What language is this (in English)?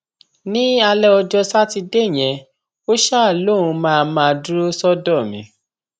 Yoruba